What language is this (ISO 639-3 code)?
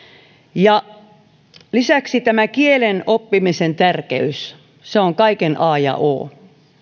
fin